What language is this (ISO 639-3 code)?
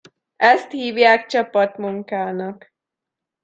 hun